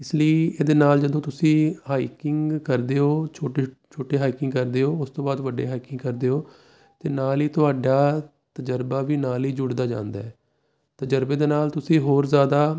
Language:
Punjabi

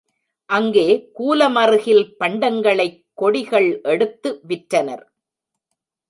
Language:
Tamil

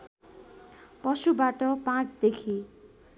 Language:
Nepali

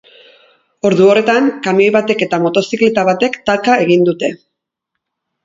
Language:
Basque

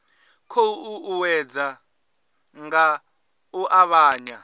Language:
Venda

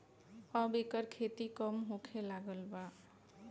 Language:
Bhojpuri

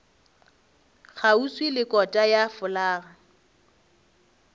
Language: Northern Sotho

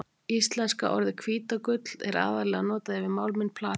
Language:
Icelandic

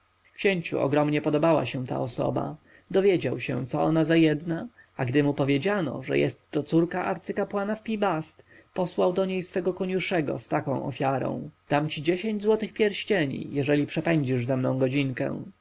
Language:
Polish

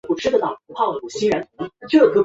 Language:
Chinese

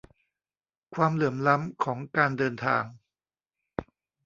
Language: Thai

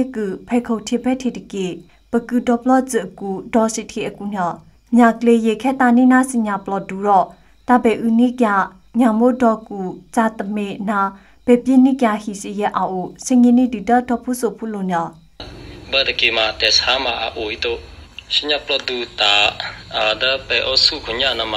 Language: Thai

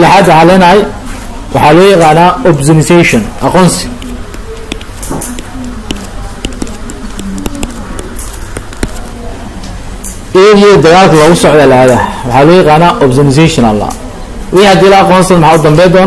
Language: Arabic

